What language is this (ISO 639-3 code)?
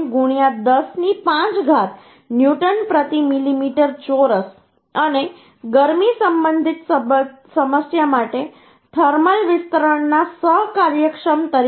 guj